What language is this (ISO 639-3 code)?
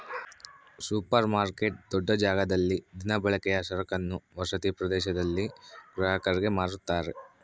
kan